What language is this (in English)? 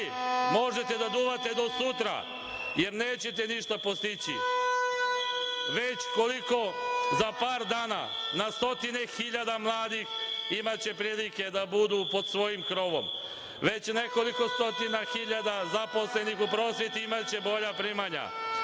Serbian